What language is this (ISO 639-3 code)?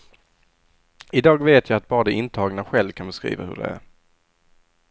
swe